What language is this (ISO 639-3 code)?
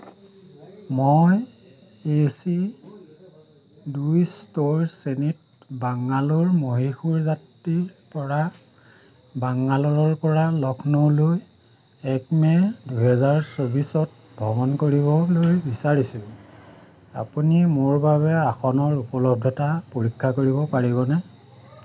asm